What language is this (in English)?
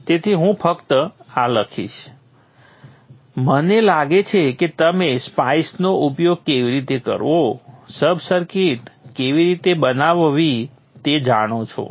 Gujarati